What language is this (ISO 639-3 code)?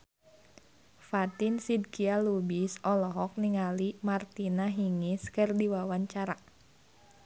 sun